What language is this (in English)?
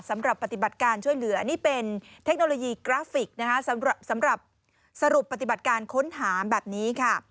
Thai